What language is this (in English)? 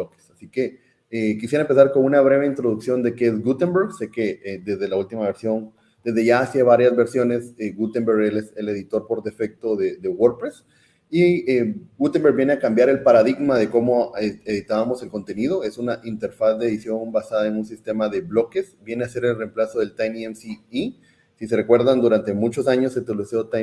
Spanish